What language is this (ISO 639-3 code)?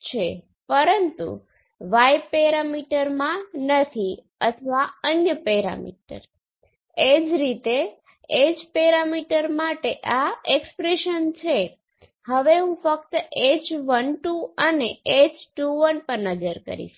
guj